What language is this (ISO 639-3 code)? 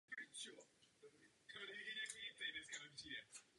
ces